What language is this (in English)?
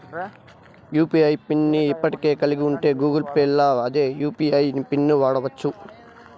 Telugu